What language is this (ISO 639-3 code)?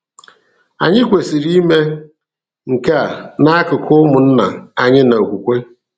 ibo